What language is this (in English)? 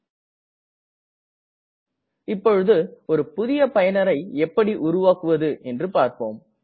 Tamil